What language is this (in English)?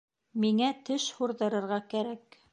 Bashkir